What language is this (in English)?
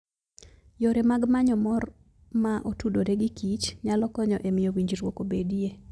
Luo (Kenya and Tanzania)